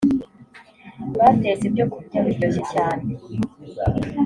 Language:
Kinyarwanda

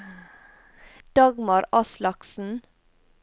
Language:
Norwegian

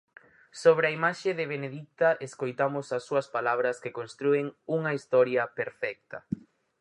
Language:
Galician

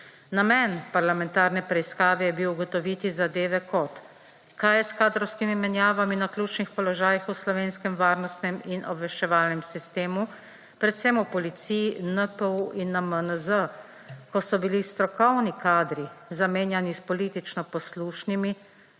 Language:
Slovenian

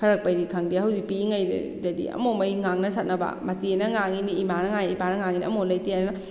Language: Manipuri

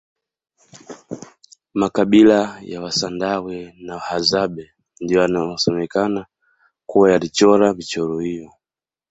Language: Swahili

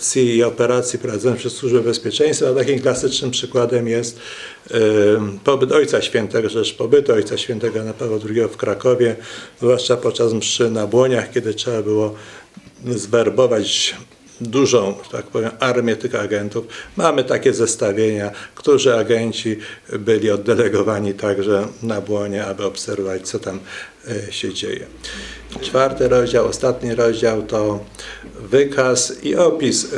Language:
Polish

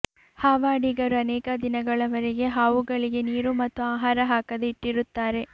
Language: Kannada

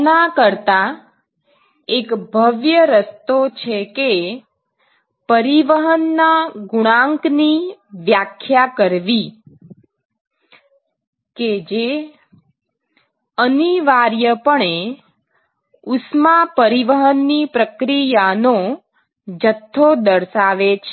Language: Gujarati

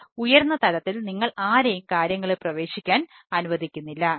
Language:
Malayalam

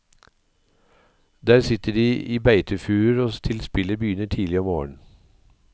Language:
Norwegian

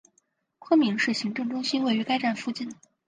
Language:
Chinese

